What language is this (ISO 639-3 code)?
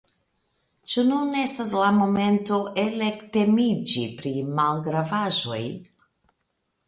epo